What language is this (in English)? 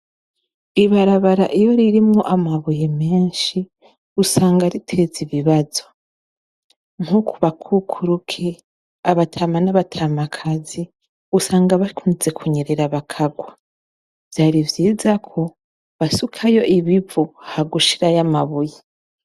Rundi